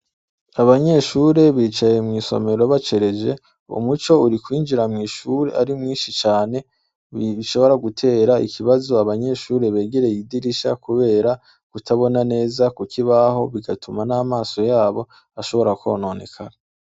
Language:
Rundi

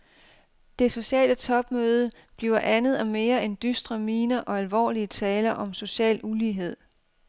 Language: Danish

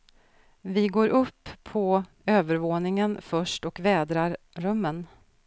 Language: Swedish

